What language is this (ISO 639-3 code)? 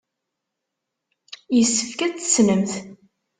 kab